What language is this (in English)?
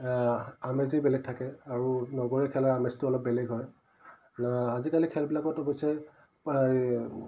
Assamese